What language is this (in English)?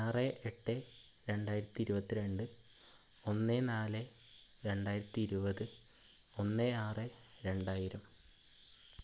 Malayalam